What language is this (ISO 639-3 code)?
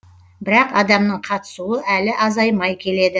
kaz